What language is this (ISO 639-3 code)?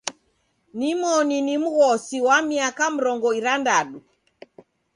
dav